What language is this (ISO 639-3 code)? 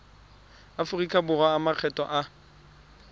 tsn